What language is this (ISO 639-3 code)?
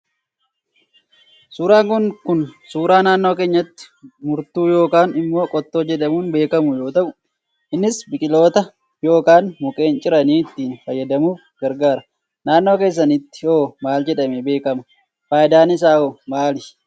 orm